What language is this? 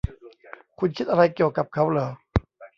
Thai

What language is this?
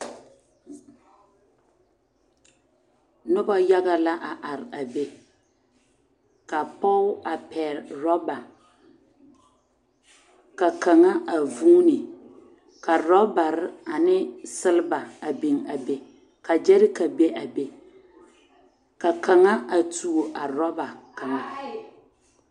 Southern Dagaare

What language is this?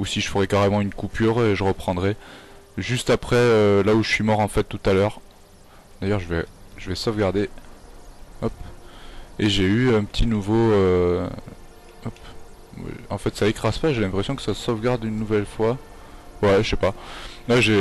French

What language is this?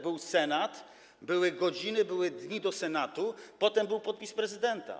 Polish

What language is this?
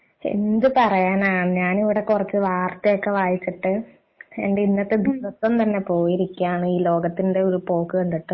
Malayalam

